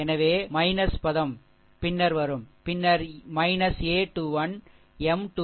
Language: Tamil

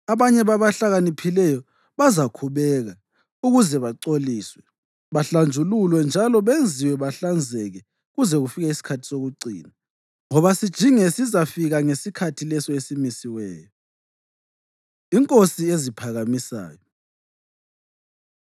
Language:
North Ndebele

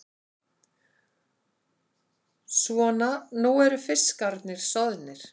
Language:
Icelandic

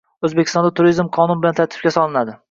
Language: Uzbek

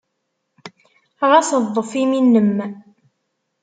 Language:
Kabyle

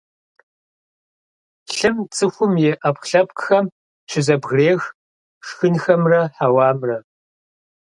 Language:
Kabardian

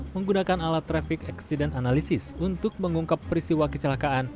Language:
Indonesian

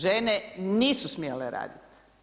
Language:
Croatian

